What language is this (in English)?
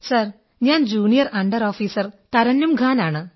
Malayalam